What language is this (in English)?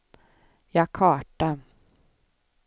Swedish